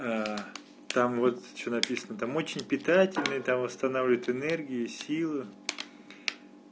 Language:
Russian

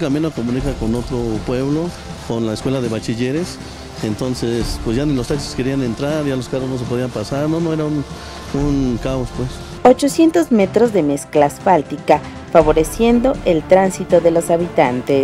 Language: Spanish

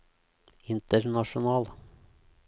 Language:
Norwegian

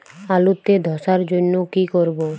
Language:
Bangla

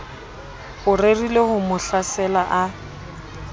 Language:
Southern Sotho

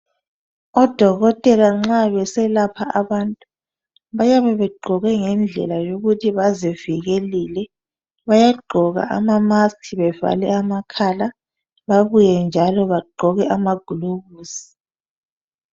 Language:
North Ndebele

